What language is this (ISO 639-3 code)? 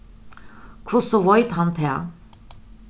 fao